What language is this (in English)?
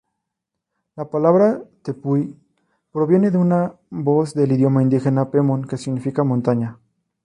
Spanish